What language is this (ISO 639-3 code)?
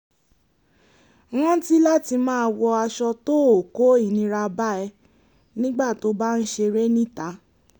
yor